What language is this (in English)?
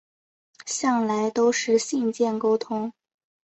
Chinese